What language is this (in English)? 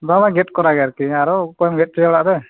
Santali